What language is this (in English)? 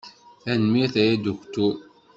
Kabyle